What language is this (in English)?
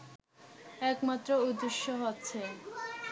Bangla